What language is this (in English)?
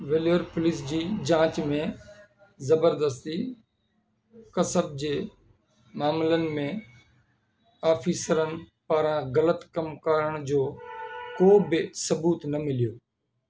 Sindhi